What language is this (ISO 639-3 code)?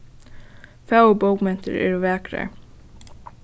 fao